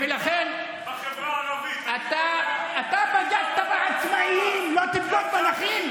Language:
Hebrew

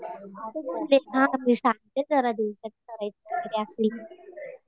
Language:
Marathi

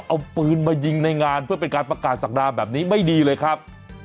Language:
Thai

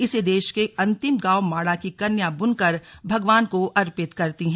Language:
Hindi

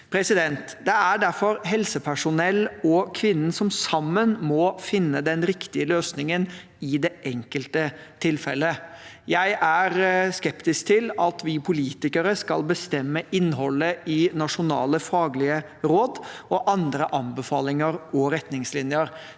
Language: Norwegian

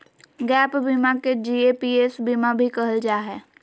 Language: Magahi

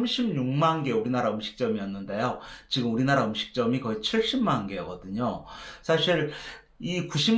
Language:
Korean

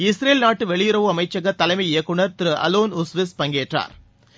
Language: Tamil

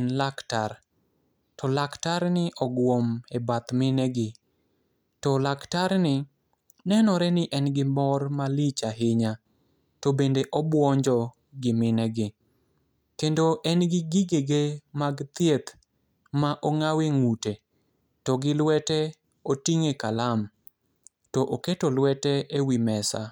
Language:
Luo (Kenya and Tanzania)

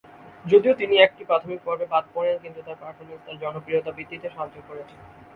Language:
Bangla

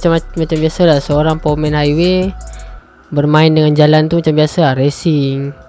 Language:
Malay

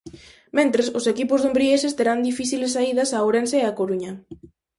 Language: Galician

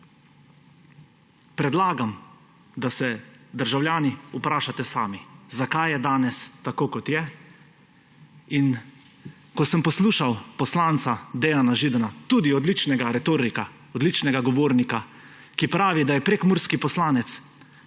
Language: Slovenian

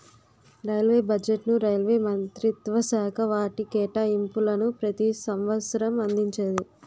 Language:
Telugu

